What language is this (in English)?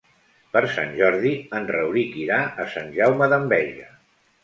Catalan